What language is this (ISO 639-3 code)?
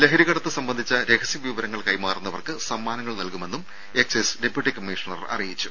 mal